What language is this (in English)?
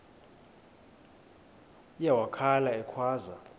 Xhosa